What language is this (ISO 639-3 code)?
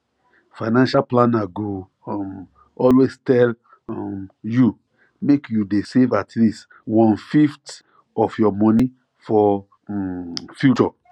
pcm